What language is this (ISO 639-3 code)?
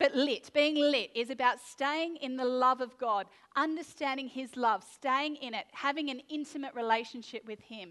eng